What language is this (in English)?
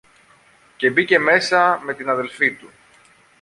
Greek